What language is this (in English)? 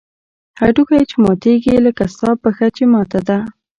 Pashto